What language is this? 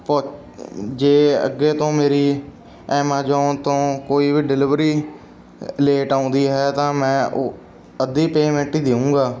Punjabi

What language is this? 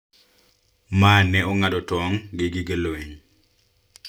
Luo (Kenya and Tanzania)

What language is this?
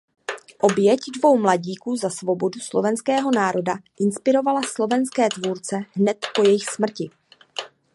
Czech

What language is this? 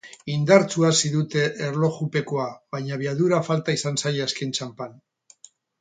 Basque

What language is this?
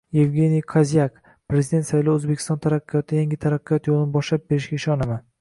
Uzbek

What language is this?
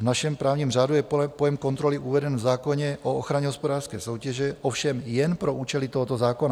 Czech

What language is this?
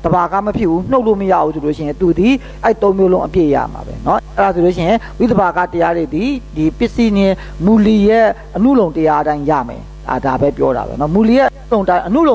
Korean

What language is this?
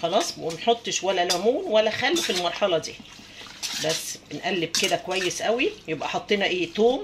Arabic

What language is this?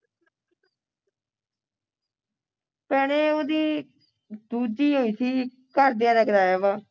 Punjabi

